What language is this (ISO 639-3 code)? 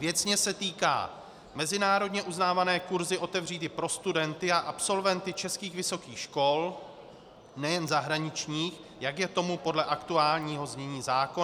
ces